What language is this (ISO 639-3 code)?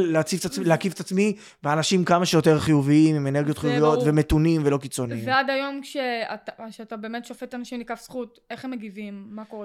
heb